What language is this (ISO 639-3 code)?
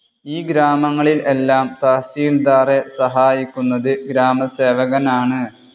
mal